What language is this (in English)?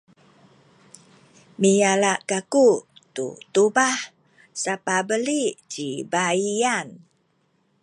Sakizaya